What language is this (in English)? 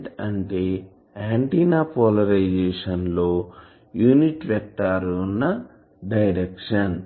Telugu